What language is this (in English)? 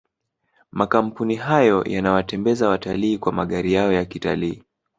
Swahili